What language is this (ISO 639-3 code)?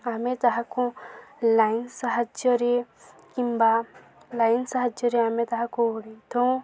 ori